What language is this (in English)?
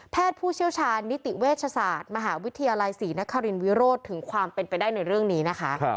Thai